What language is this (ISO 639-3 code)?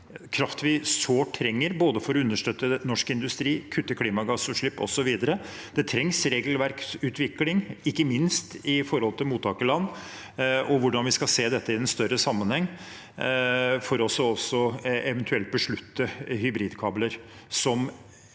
nor